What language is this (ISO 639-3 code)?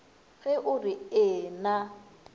nso